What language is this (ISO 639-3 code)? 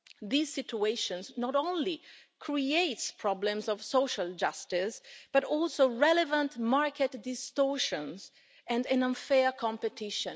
eng